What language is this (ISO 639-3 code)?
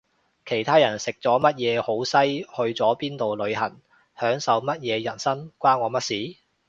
yue